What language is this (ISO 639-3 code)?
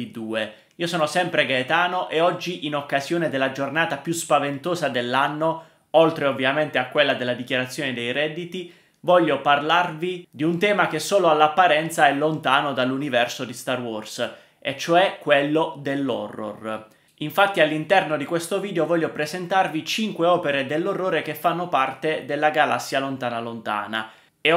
ita